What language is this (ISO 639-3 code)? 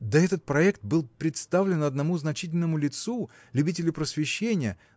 rus